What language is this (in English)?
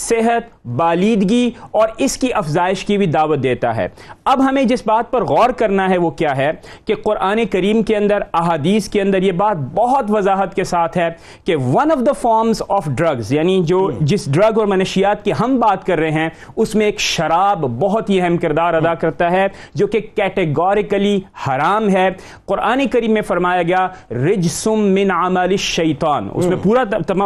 Urdu